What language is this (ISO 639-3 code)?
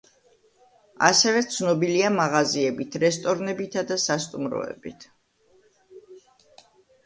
kat